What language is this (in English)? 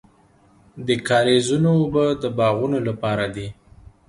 Pashto